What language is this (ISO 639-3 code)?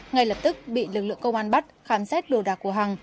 vie